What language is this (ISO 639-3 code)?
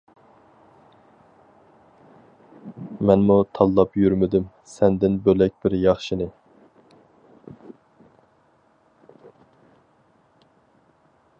uig